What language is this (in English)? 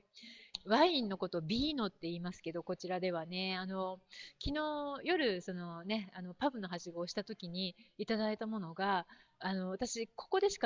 Japanese